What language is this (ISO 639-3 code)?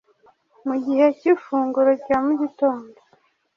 kin